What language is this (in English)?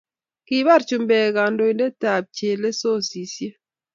Kalenjin